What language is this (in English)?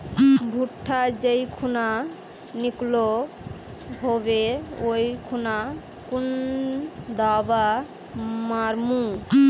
Magahi